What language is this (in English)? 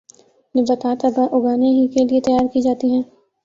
Urdu